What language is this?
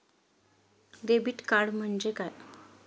Marathi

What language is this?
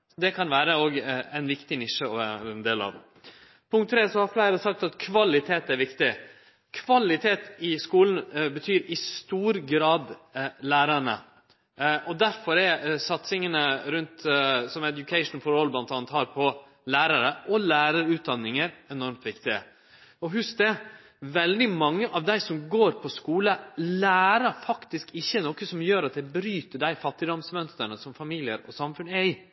Norwegian Nynorsk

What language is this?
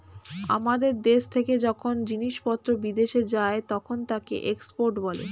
Bangla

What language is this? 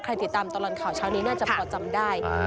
Thai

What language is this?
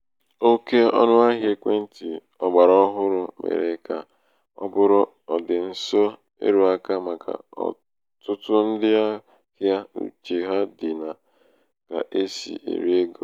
Igbo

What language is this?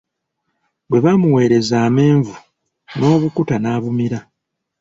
Ganda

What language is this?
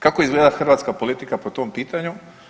Croatian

